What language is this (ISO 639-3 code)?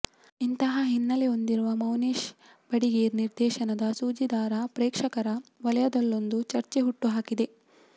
kan